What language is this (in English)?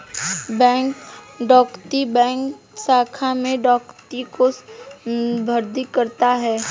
Hindi